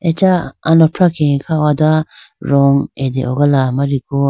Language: Idu-Mishmi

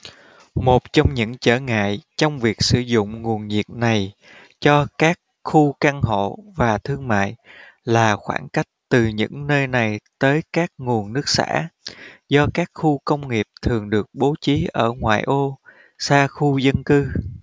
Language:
Vietnamese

